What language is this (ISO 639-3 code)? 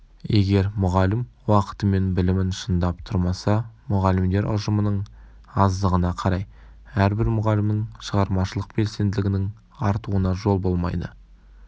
kaz